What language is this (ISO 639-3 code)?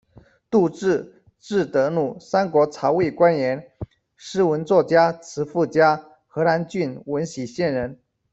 zho